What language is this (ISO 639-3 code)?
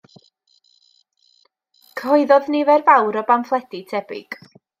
cym